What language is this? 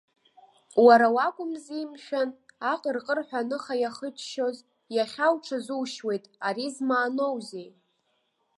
Abkhazian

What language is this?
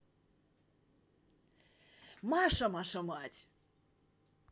Russian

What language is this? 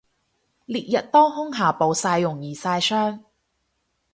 Cantonese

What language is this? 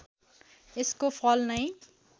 Nepali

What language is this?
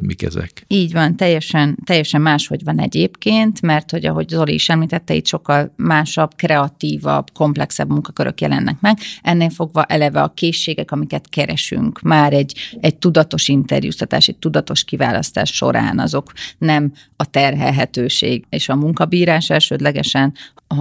Hungarian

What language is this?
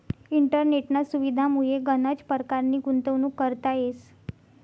Marathi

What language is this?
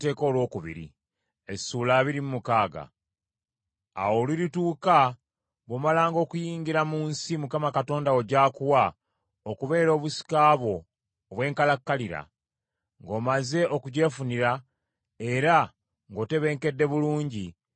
Ganda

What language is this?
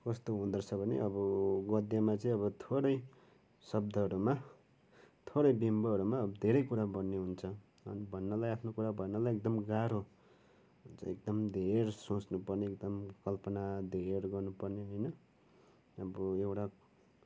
Nepali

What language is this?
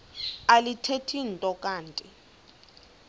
Xhosa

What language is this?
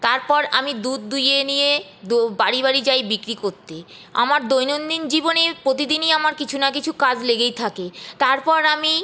Bangla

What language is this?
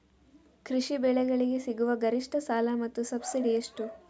Kannada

